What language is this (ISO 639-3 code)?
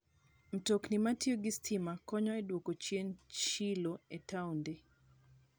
luo